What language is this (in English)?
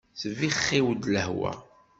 Kabyle